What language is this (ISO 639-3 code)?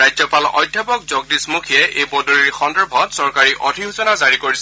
asm